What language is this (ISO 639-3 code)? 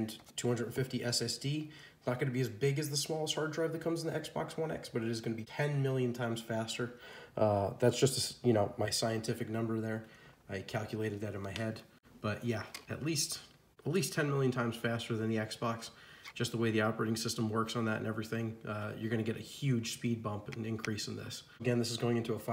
eng